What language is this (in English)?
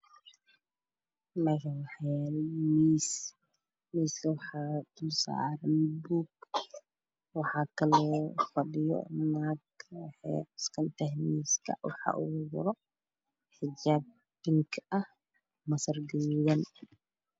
Somali